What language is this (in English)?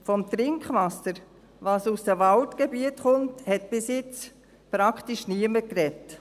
Swiss German